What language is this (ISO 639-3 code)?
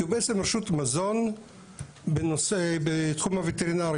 heb